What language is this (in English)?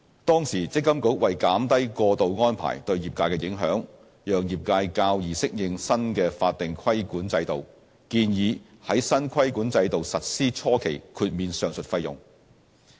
Cantonese